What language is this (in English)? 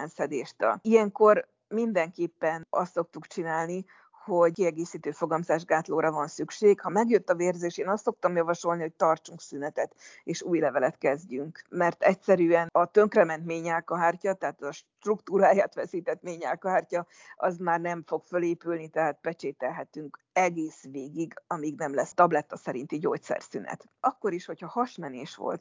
Hungarian